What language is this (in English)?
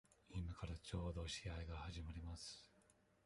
Japanese